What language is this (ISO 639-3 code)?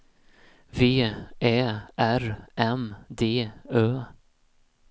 swe